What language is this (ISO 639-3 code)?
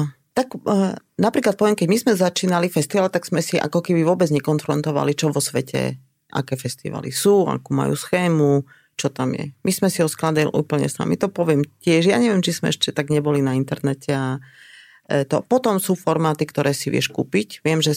slk